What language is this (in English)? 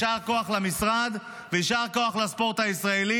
Hebrew